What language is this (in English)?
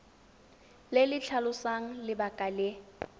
Tswana